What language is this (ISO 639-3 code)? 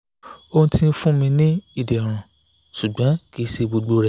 yor